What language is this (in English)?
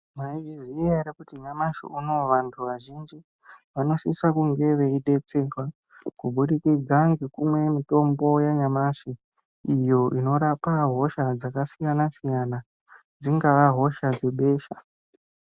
Ndau